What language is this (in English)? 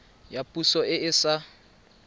Tswana